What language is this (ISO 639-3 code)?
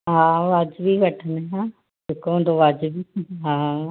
snd